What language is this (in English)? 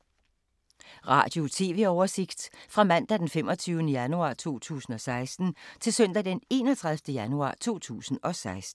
Danish